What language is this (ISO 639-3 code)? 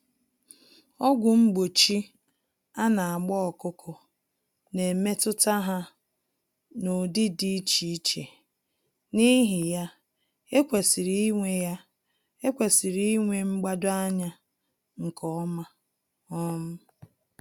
ibo